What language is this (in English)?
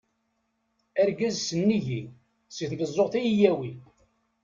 Kabyle